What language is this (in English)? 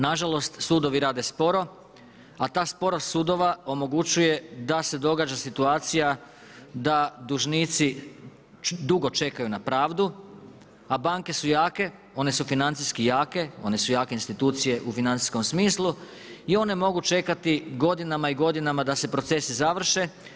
Croatian